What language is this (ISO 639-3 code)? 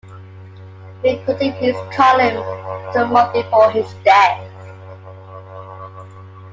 eng